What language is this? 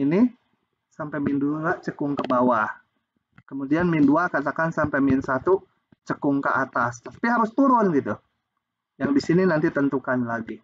Indonesian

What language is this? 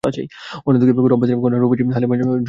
Bangla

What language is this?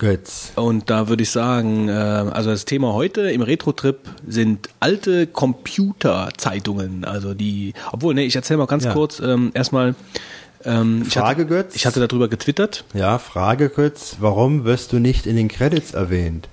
German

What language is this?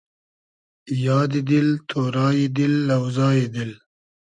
Hazaragi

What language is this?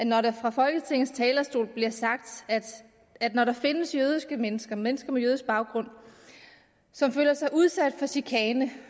Danish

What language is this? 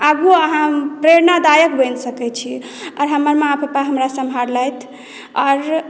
Maithili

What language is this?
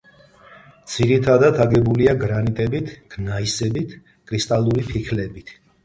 Georgian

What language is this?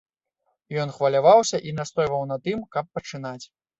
Belarusian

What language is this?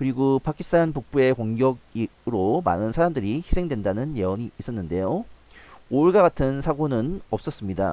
Korean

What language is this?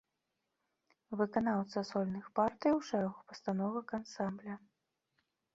Belarusian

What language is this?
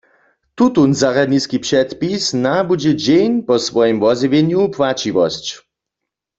Upper Sorbian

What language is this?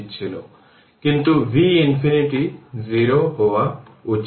Bangla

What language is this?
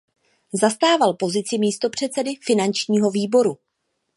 Czech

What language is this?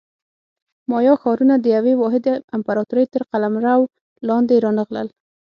Pashto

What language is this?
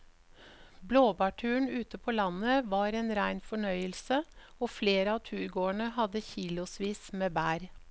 Norwegian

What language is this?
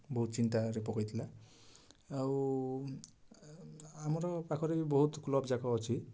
Odia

